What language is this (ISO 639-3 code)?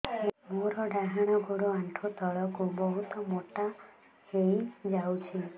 ori